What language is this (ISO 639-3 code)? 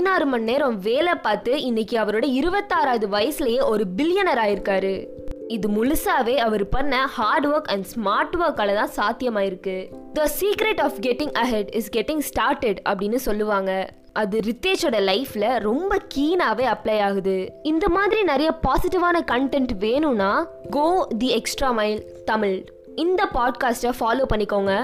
tam